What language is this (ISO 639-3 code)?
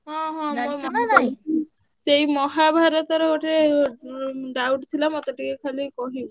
ori